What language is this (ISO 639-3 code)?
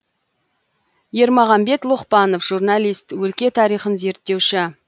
kaz